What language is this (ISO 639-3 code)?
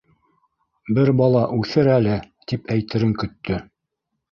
bak